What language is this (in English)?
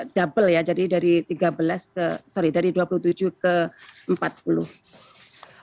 Indonesian